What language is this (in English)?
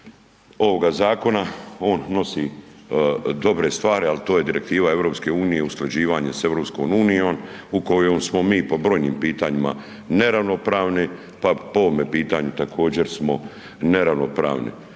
Croatian